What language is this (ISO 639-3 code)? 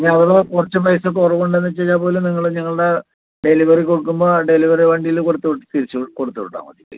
mal